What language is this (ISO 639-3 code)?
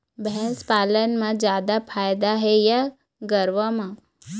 hne